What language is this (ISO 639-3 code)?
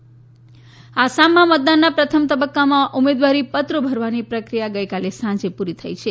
guj